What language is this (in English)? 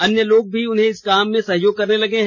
Hindi